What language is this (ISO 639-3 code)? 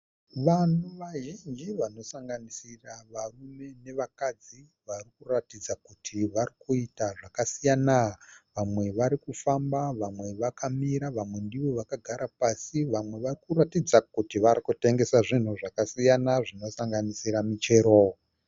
sna